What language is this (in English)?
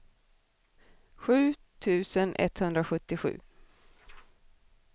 Swedish